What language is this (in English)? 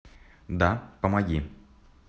Russian